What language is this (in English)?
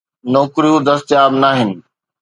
Sindhi